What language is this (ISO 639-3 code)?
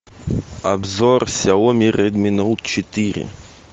rus